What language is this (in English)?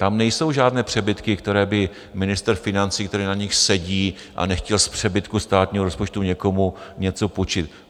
Czech